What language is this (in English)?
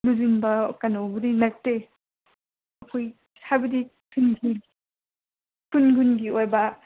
Manipuri